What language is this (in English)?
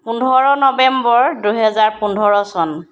Assamese